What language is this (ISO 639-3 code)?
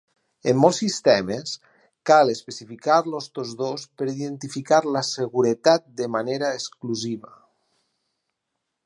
cat